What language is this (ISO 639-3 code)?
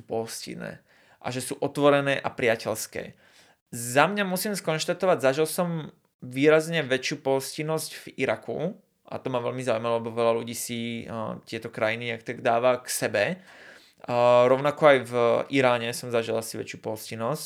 slk